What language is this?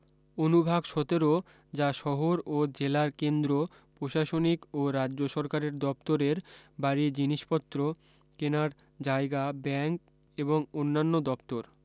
Bangla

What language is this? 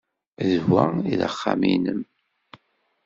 Kabyle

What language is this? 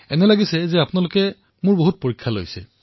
Assamese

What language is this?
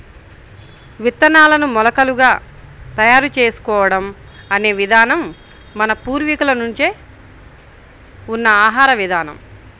Telugu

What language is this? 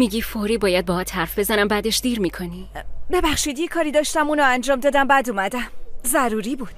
Persian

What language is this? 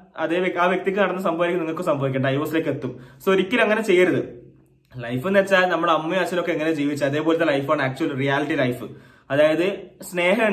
Malayalam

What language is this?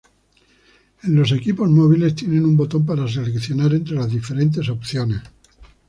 Spanish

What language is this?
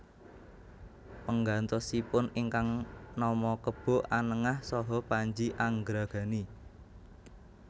Javanese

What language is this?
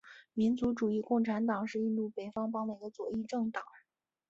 Chinese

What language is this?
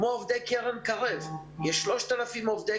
Hebrew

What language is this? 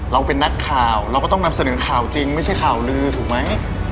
Thai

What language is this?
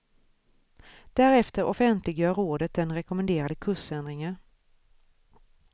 Swedish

